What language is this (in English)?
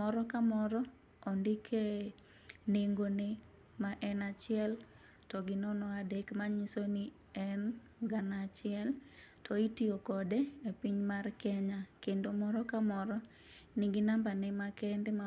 Luo (Kenya and Tanzania)